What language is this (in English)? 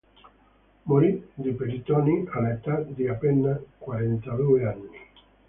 Italian